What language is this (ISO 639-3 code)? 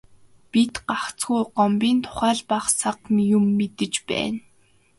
mon